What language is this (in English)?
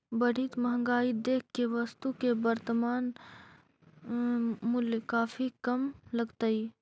Magahi